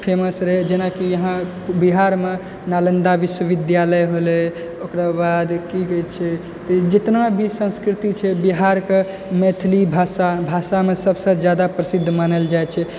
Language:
Maithili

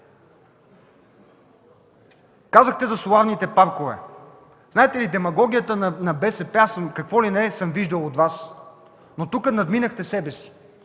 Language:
Bulgarian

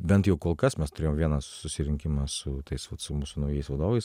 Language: Lithuanian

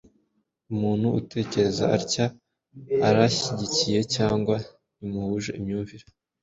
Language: Kinyarwanda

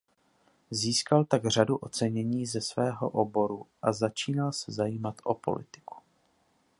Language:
Czech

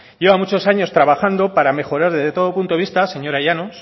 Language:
Spanish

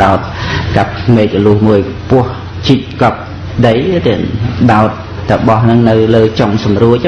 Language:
Khmer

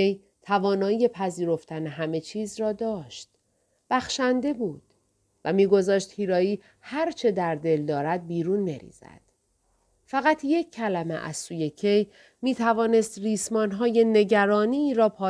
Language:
Persian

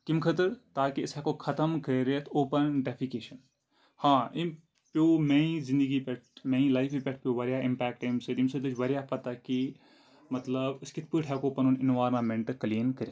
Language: Kashmiri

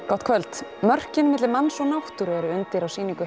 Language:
Icelandic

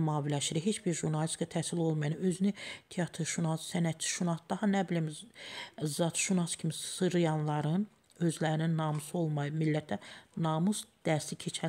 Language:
Turkish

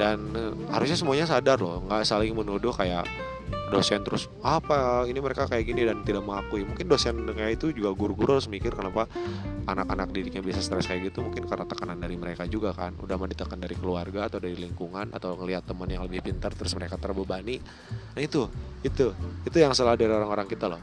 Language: Indonesian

